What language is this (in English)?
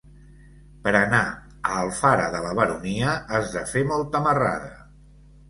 Catalan